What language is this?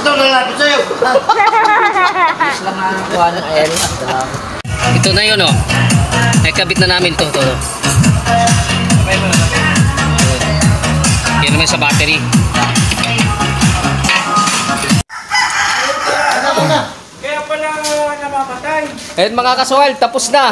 Filipino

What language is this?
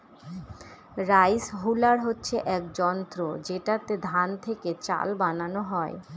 Bangla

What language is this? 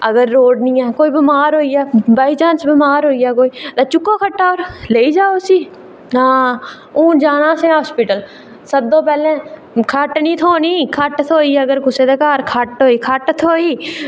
Dogri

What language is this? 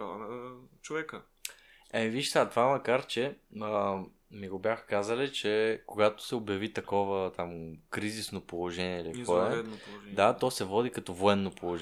Bulgarian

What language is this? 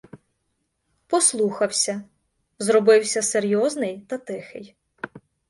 Ukrainian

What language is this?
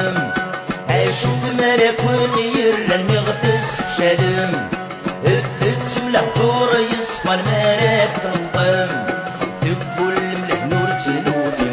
Arabic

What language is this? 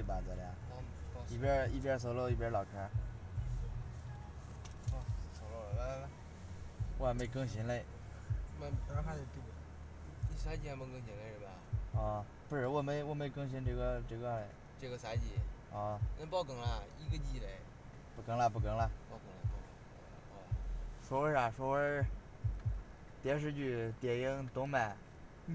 Chinese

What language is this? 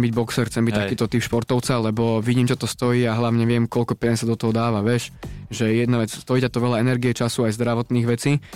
Slovak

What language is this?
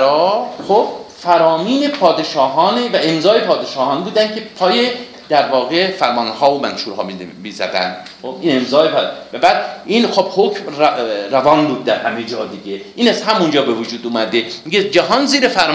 Persian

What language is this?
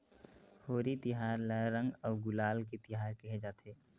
Chhattisgarhi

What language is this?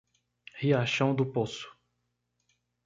Portuguese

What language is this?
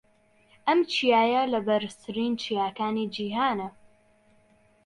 Central Kurdish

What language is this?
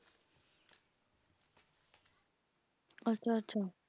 Punjabi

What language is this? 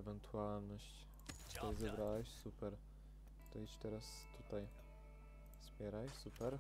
Polish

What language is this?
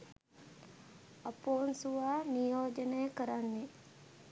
Sinhala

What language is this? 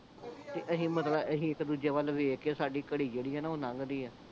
Punjabi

